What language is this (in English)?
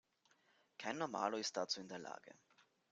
German